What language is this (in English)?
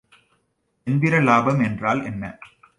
Tamil